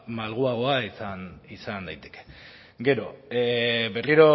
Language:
Basque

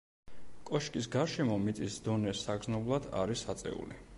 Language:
Georgian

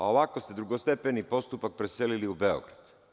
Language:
Serbian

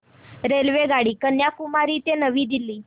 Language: Marathi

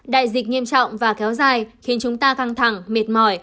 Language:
Vietnamese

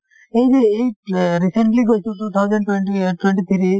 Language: Assamese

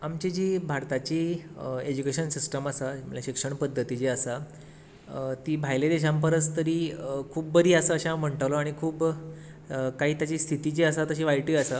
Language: Konkani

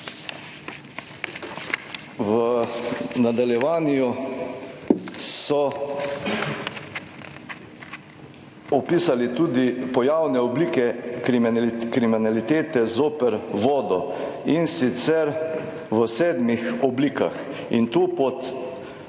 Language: Slovenian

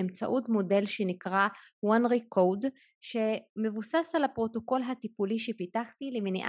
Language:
Hebrew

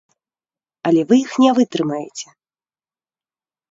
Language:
Belarusian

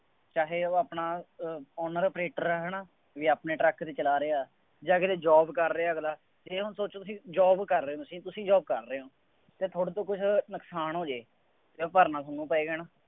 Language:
Punjabi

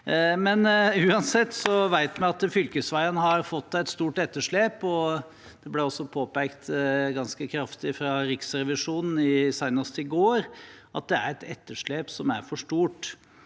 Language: Norwegian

